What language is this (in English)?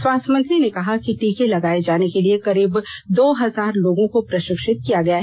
Hindi